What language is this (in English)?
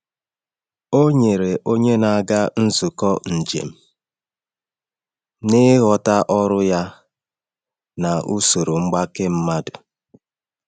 Igbo